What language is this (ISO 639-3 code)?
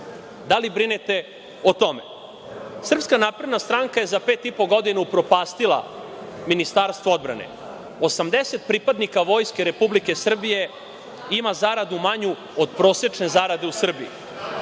srp